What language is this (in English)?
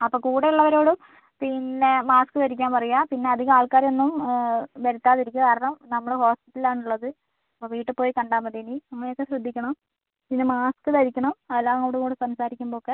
Malayalam